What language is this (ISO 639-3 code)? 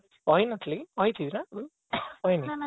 ori